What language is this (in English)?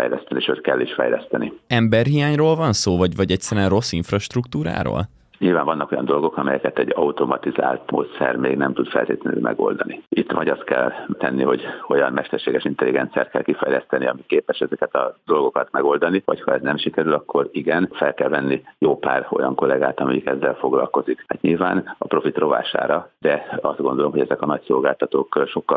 Hungarian